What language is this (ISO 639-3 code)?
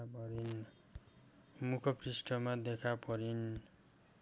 nep